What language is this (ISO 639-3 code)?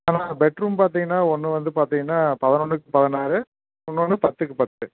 tam